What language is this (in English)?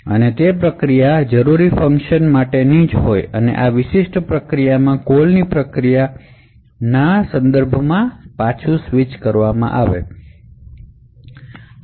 Gujarati